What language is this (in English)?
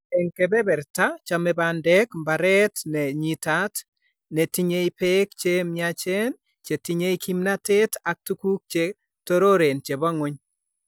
Kalenjin